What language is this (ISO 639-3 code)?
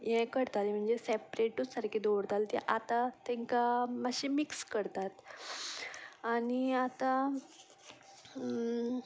kok